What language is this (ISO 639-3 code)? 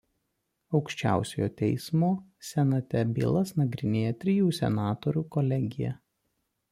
lit